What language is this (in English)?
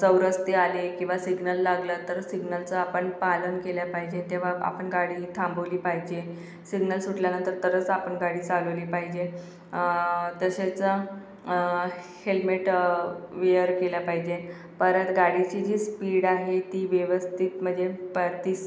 Marathi